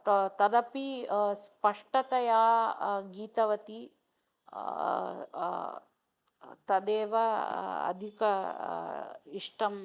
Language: Sanskrit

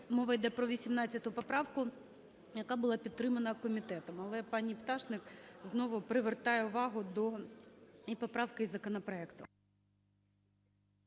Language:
Ukrainian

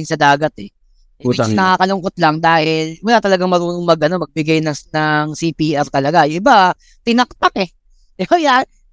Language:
Filipino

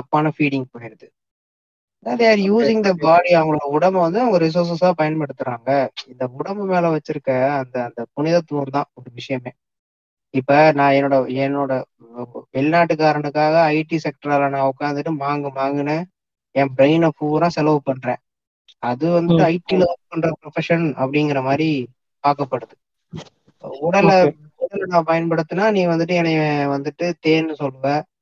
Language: Tamil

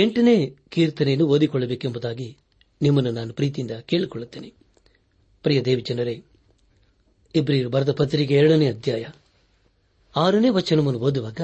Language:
Kannada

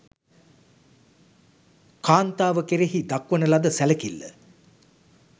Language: Sinhala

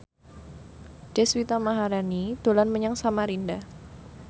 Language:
Javanese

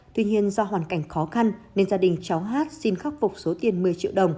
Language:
Vietnamese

